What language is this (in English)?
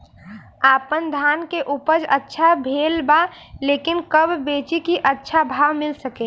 Bhojpuri